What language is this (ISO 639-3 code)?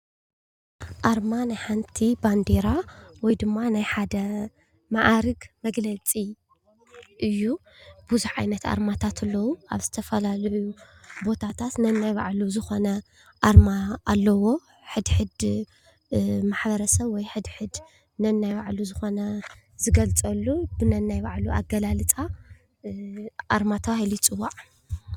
tir